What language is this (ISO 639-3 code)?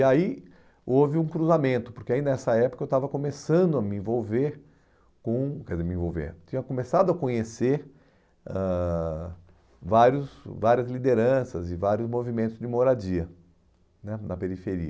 por